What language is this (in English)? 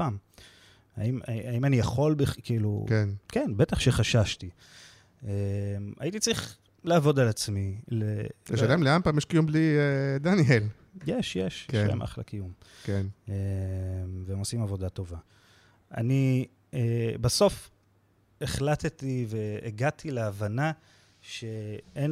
Hebrew